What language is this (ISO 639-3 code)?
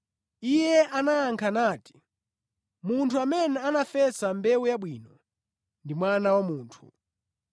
nya